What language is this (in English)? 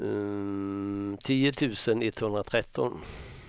Swedish